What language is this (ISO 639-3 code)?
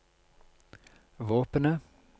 nor